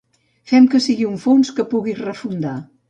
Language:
Catalan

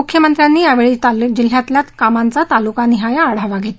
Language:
Marathi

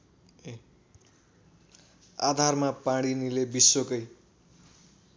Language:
Nepali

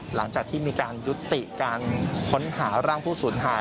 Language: Thai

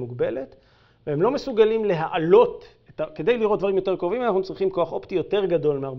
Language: Hebrew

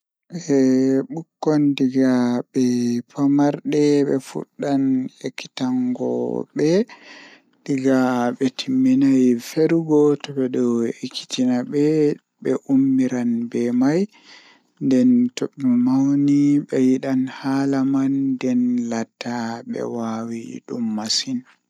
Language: Fula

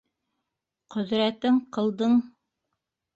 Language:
Bashkir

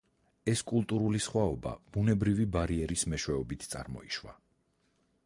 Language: Georgian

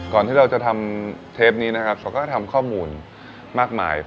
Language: Thai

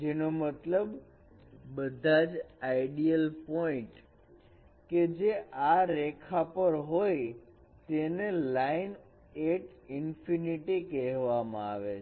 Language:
Gujarati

